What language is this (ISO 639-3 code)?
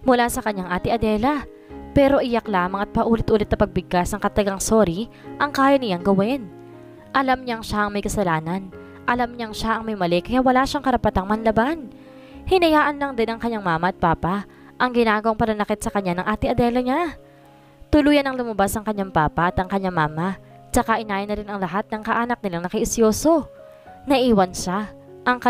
fil